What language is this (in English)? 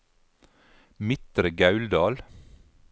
Norwegian